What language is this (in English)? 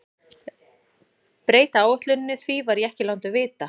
Icelandic